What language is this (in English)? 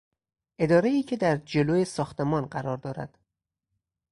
Persian